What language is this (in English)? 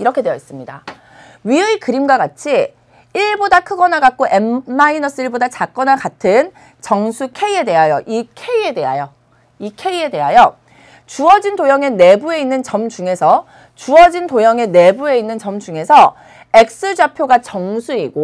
Korean